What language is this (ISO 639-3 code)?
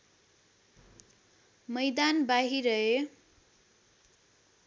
nep